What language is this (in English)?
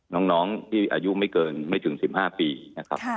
Thai